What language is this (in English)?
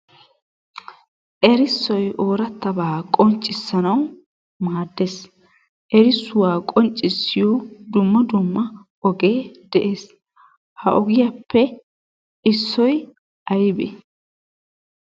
Wolaytta